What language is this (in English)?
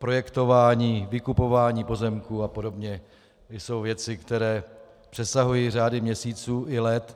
Czech